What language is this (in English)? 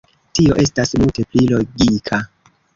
Esperanto